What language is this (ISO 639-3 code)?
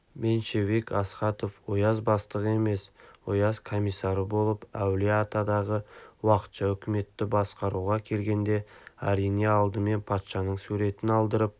kaz